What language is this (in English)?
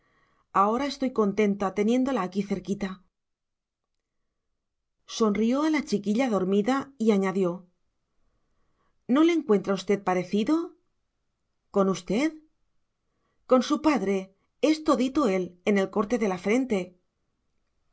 Spanish